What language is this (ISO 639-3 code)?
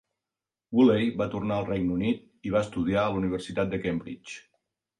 cat